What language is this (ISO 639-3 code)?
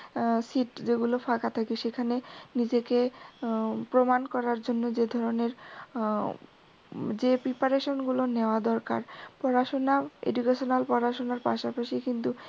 ben